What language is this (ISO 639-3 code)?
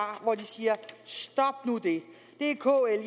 dan